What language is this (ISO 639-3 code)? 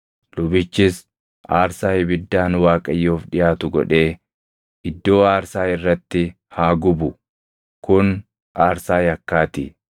orm